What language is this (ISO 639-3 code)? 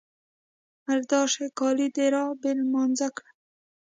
pus